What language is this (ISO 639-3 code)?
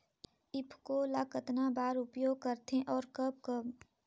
hne